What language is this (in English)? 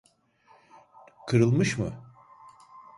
Turkish